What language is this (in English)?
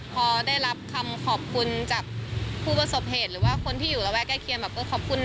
Thai